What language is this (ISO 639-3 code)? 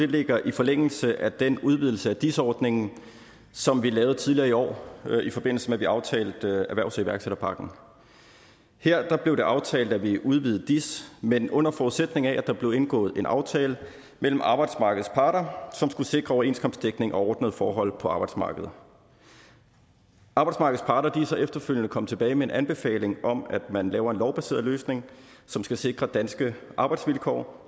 dan